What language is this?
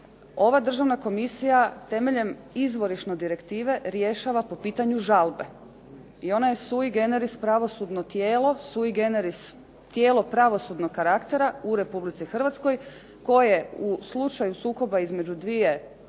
Croatian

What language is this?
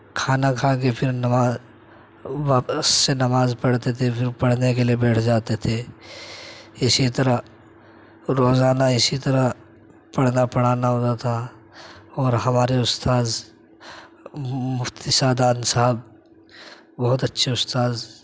Urdu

